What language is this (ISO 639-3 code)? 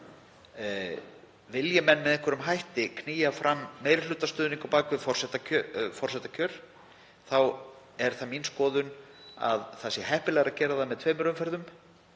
isl